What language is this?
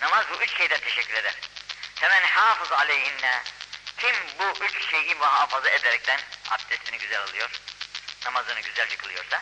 Turkish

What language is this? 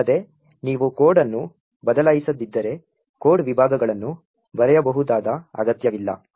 Kannada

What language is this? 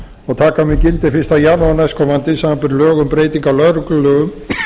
Icelandic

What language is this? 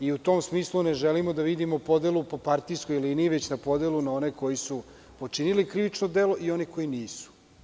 Serbian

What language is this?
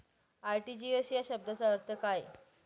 Marathi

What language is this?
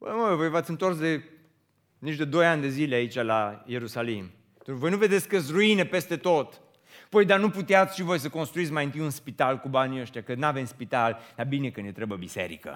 Romanian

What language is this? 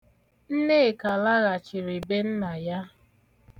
Igbo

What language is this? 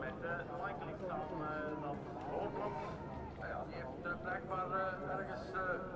Dutch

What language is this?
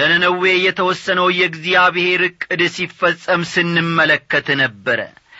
Amharic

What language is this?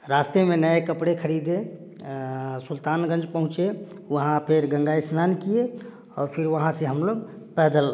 Hindi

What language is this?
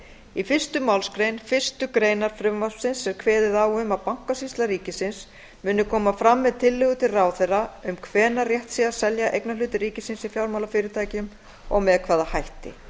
Icelandic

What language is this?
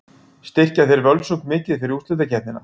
Icelandic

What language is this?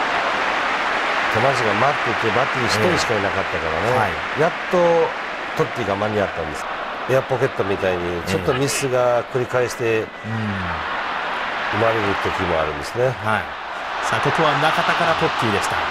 Japanese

